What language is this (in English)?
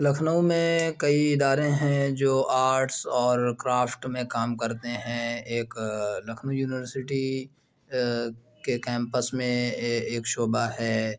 Urdu